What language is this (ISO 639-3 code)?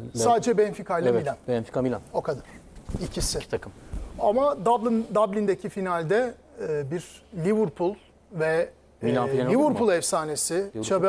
tur